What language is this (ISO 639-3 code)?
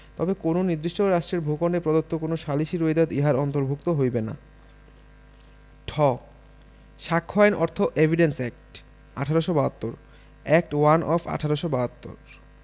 ben